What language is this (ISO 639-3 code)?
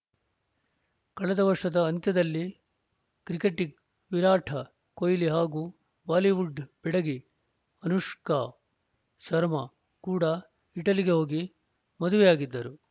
kan